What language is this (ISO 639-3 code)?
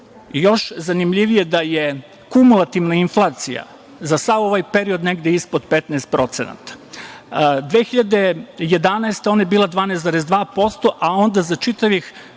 srp